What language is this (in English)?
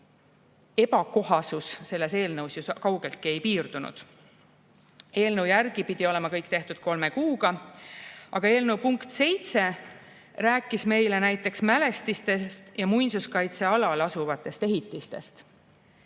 Estonian